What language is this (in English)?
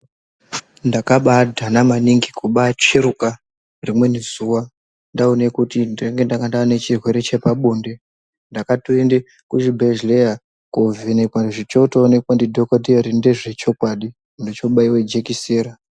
Ndau